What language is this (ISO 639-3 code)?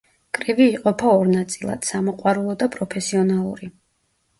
kat